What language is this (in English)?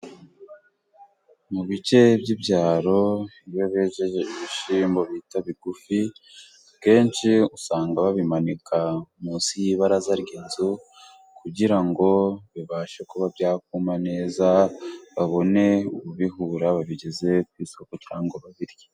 Kinyarwanda